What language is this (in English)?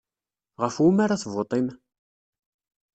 Kabyle